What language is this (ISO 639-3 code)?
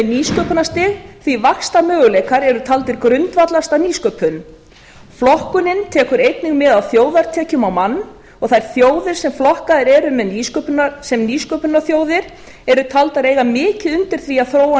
isl